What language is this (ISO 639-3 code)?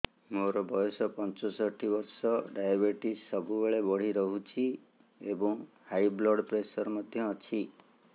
ori